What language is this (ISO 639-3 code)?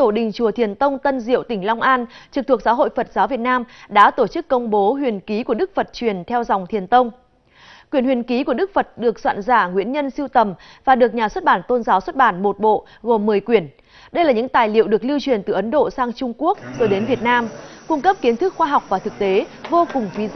vie